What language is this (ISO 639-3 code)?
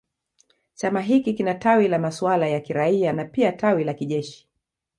swa